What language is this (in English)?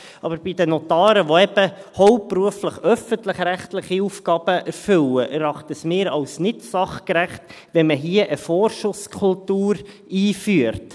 Swiss German